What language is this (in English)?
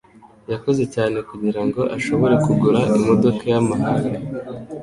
Kinyarwanda